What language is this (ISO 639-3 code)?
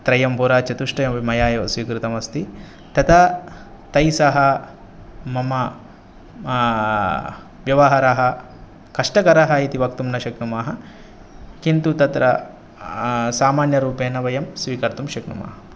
san